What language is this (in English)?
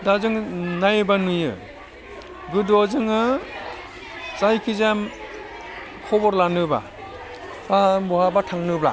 Bodo